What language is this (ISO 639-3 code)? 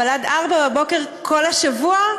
heb